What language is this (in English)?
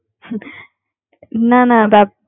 Bangla